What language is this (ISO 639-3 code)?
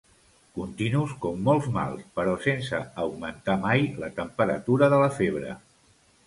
cat